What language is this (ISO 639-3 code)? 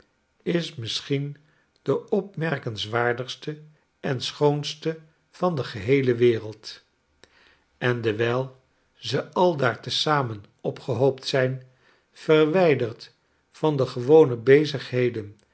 nld